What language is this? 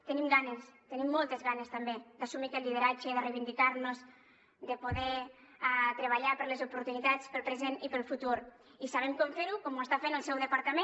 Catalan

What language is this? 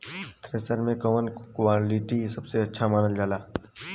Bhojpuri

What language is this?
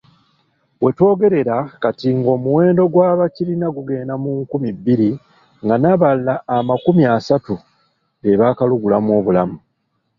Ganda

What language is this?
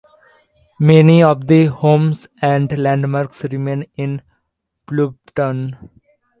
English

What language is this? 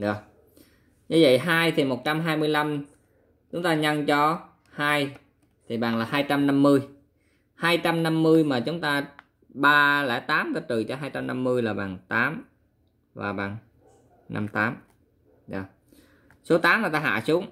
Vietnamese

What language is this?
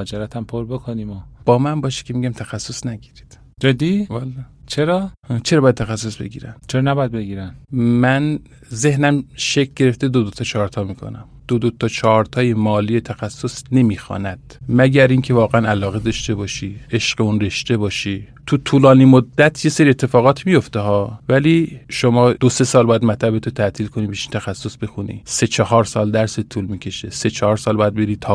Persian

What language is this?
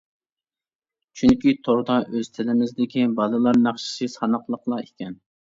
Uyghur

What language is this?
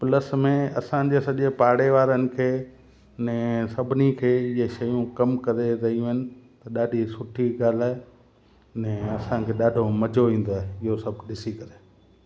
Sindhi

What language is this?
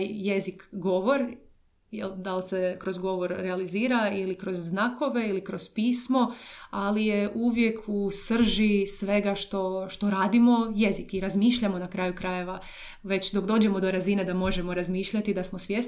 Croatian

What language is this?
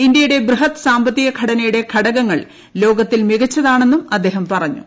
Malayalam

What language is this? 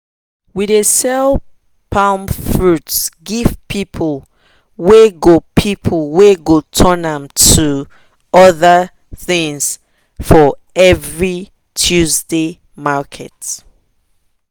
Nigerian Pidgin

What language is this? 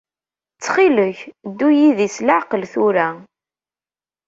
Kabyle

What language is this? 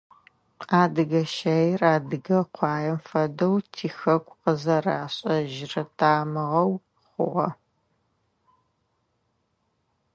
Adyghe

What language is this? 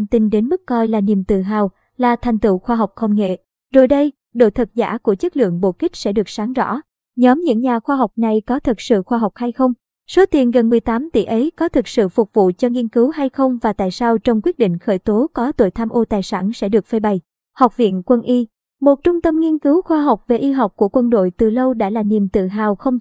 Vietnamese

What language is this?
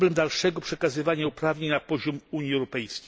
Polish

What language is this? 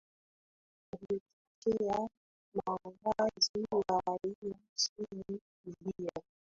Swahili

